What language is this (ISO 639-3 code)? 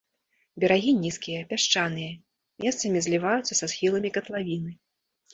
bel